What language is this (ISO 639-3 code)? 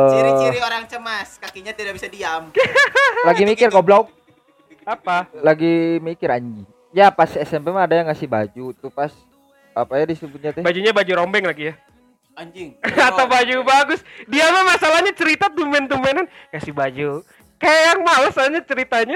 ind